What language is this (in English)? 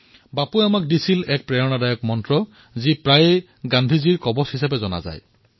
Assamese